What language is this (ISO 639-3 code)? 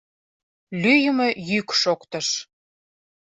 chm